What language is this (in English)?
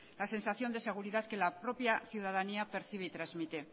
Spanish